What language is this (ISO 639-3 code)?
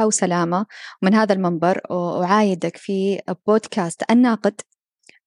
ara